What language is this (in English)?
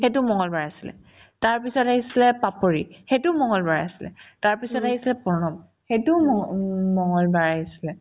Assamese